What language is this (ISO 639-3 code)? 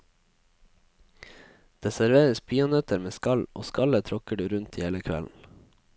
nor